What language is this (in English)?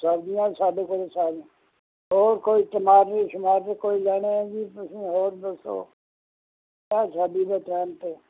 Punjabi